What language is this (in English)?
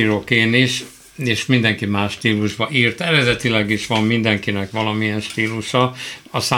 Hungarian